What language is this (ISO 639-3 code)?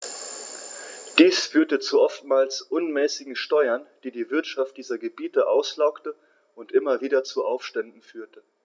deu